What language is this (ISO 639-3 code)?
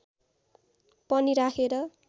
nep